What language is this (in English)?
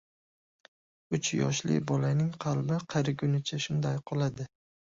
Uzbek